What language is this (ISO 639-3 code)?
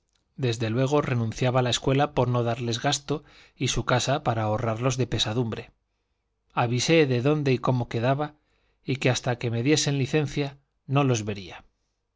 spa